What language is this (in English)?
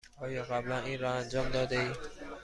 Persian